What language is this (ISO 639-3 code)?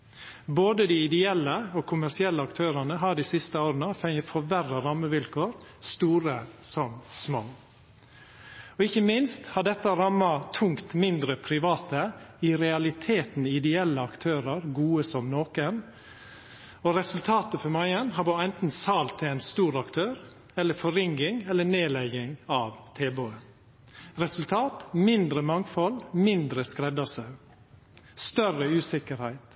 nno